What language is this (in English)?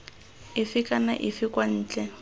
Tswana